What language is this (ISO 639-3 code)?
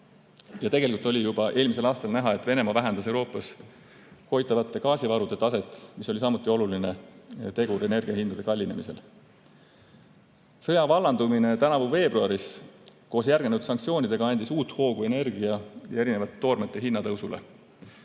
est